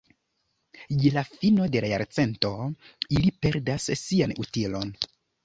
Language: Esperanto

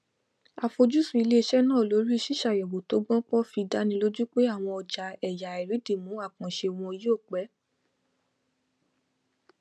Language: Yoruba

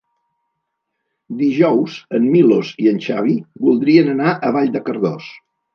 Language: Catalan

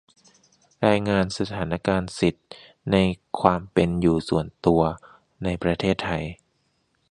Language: Thai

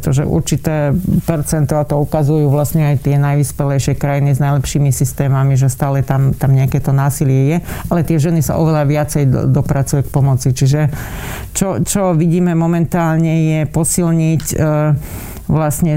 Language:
Slovak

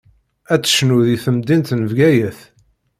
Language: Kabyle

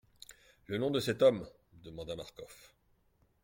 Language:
French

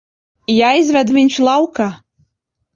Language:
Latvian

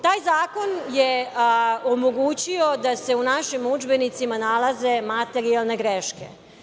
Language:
Serbian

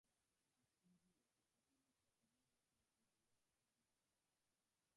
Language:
Swahili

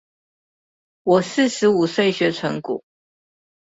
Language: Chinese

